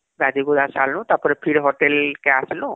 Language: Odia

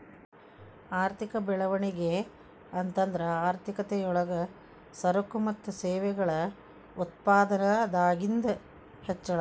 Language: Kannada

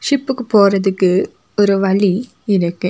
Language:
Tamil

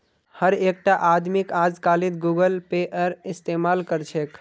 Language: Magahi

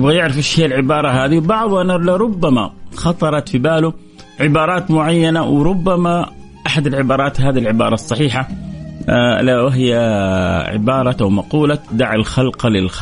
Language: Arabic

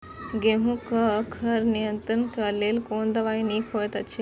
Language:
Maithili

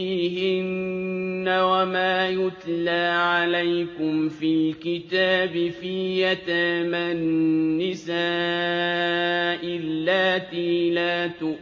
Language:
Arabic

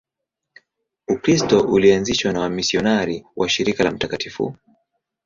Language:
Swahili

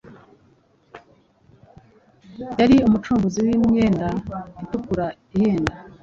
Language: Kinyarwanda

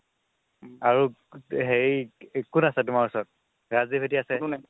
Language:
Assamese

